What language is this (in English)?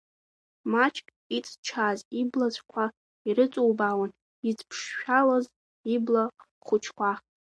Abkhazian